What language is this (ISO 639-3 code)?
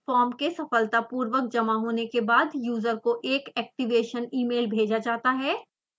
hin